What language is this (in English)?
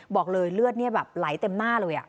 Thai